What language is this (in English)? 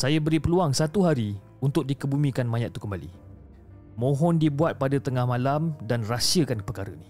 Malay